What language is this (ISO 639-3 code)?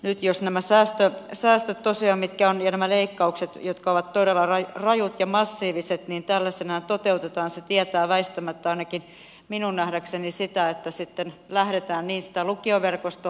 fin